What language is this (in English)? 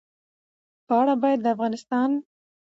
Pashto